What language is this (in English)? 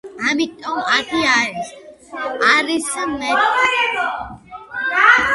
Georgian